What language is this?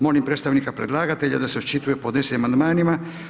Croatian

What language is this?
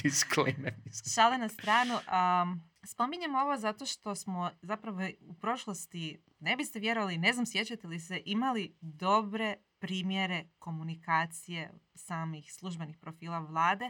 Croatian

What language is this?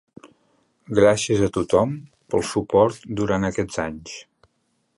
Catalan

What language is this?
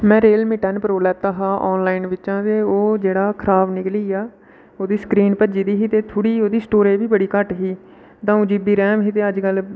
Dogri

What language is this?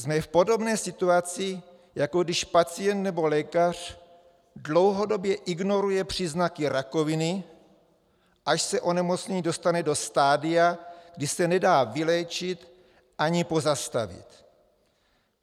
Czech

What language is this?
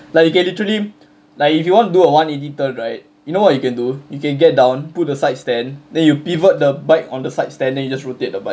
English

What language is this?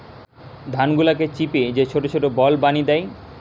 Bangla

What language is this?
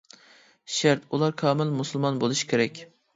Uyghur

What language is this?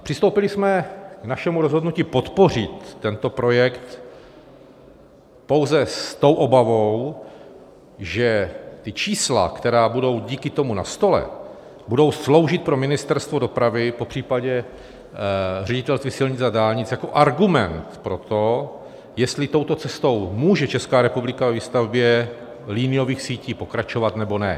Czech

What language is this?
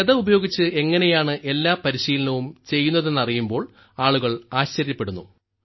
Malayalam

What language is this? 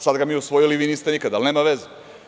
Serbian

